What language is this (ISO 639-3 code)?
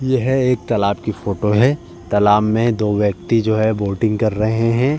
hin